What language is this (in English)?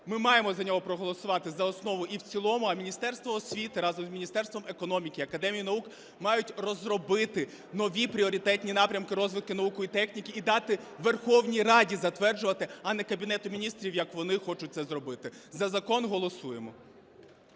Ukrainian